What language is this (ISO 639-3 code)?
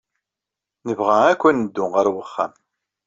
kab